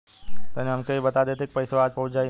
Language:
Bhojpuri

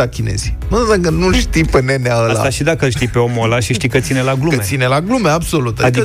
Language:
Romanian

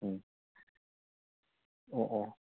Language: Manipuri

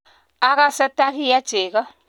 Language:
Kalenjin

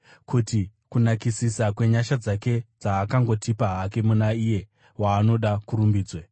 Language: Shona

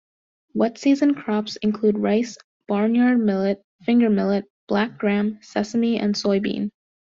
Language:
English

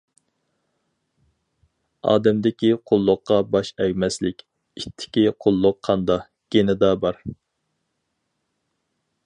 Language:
Uyghur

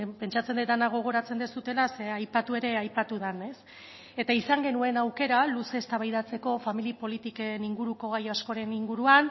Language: Basque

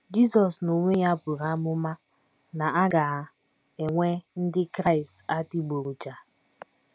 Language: Igbo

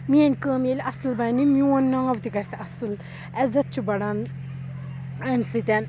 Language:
Kashmiri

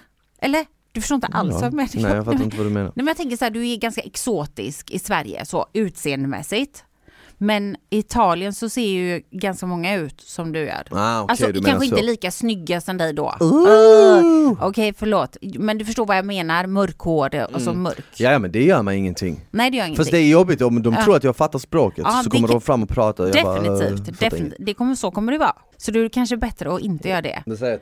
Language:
Swedish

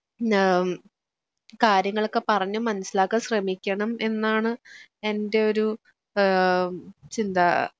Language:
Malayalam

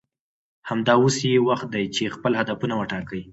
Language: Pashto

